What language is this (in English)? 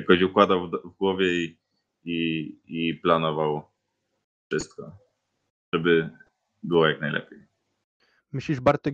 Polish